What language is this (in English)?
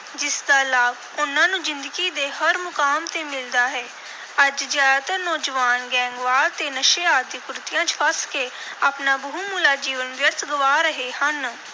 Punjabi